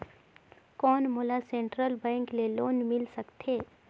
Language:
Chhattisgarhi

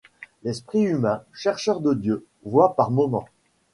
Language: French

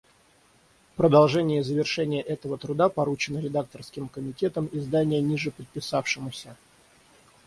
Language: Russian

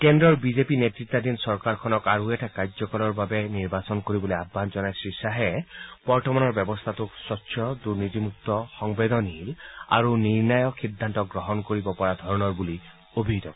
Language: Assamese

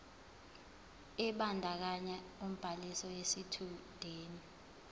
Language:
Zulu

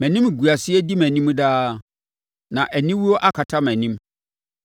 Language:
Akan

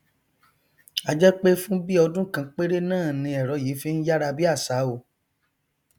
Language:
Yoruba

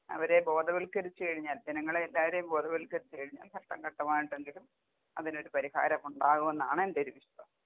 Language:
Malayalam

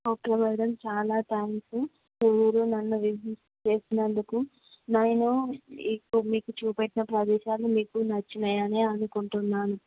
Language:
Telugu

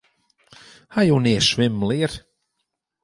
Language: Western Frisian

